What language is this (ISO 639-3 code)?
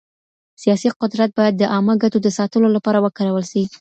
pus